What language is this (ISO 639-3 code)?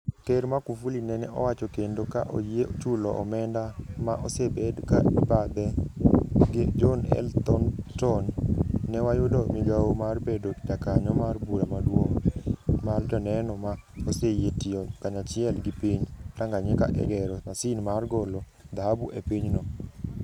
luo